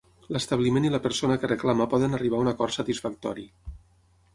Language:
Catalan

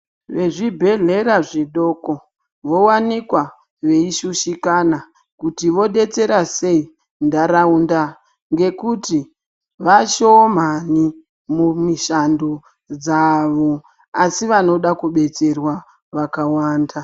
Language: Ndau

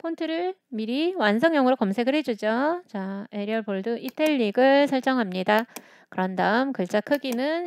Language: Korean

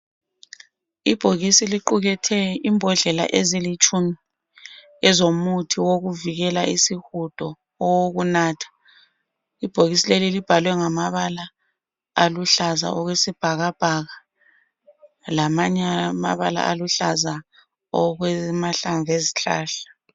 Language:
North Ndebele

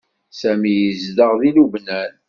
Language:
Kabyle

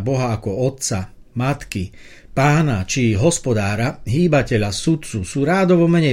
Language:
Slovak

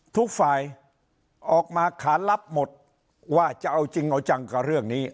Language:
Thai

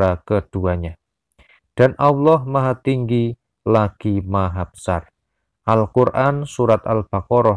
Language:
Indonesian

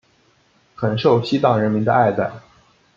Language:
Chinese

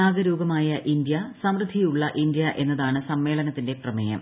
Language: Malayalam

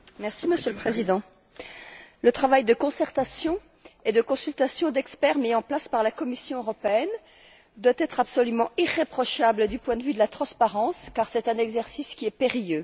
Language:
French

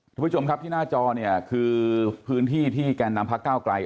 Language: Thai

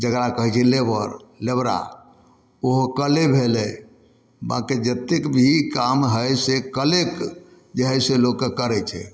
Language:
Maithili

